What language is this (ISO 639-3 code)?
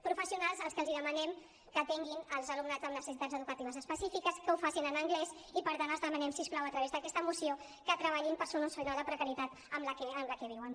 cat